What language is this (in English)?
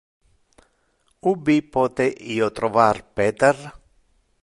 Interlingua